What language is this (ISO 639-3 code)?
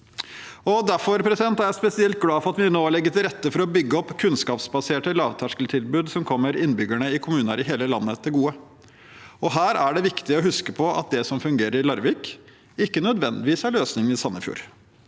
nor